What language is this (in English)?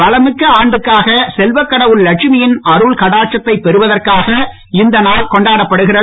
Tamil